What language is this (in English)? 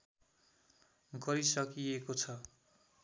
Nepali